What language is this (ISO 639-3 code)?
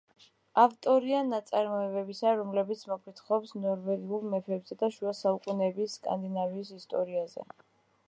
kat